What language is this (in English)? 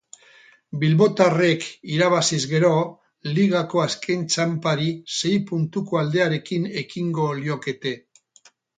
Basque